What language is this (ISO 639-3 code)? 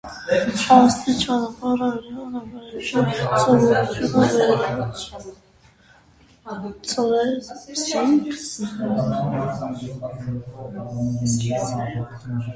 hye